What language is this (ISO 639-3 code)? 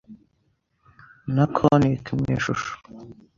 kin